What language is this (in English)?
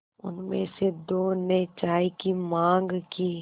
Hindi